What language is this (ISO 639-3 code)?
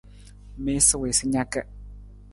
nmz